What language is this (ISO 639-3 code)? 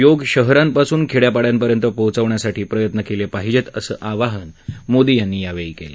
mar